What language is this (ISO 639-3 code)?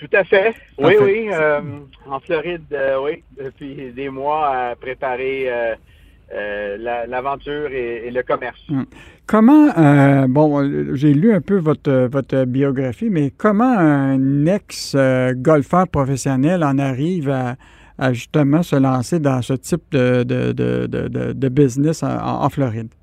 fra